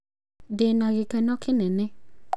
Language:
Kikuyu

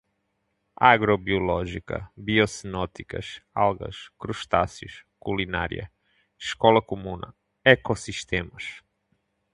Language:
Portuguese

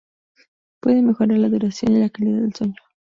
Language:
Spanish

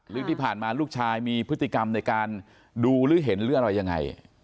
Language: Thai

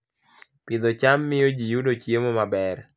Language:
Luo (Kenya and Tanzania)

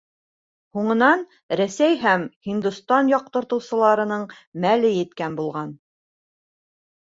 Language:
Bashkir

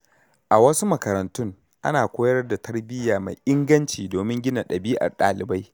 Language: Hausa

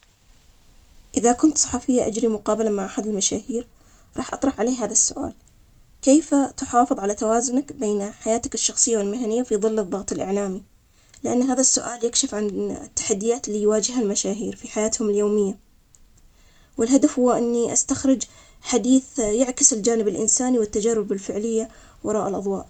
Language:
Omani Arabic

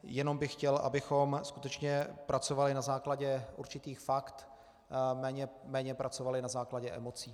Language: Czech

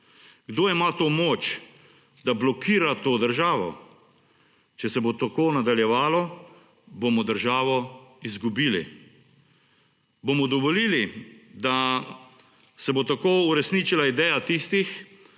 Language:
Slovenian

